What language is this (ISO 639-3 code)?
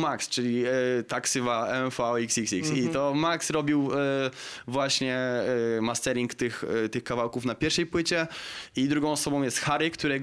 pol